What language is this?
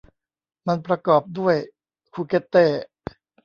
Thai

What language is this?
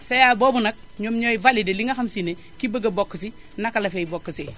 Wolof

